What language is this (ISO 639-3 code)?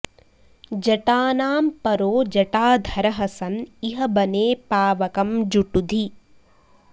san